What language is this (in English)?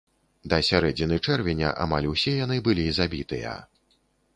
Belarusian